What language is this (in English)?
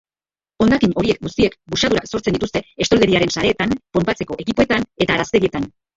Basque